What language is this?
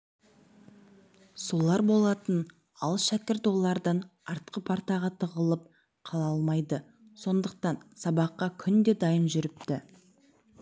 Kazakh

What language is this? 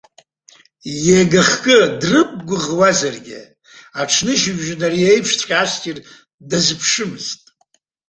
Abkhazian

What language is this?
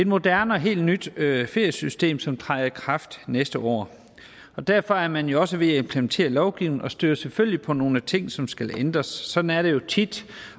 Danish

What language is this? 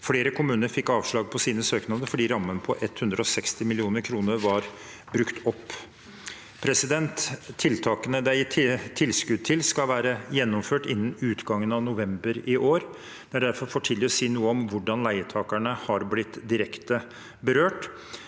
Norwegian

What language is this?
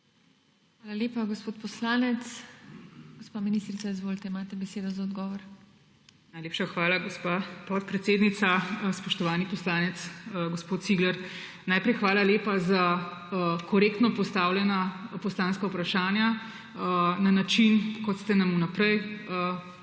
Slovenian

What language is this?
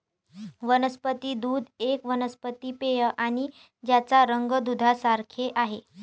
Marathi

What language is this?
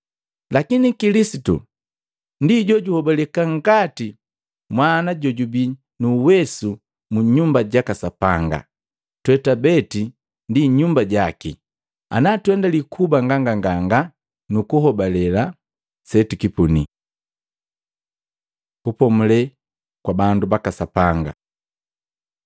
Matengo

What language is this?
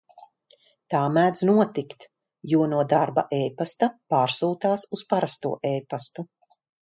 Latvian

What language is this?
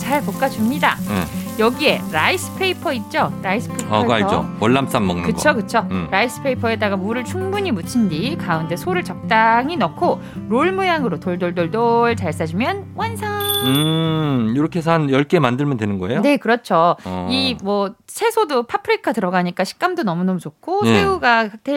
Korean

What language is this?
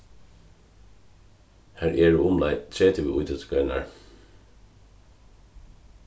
Faroese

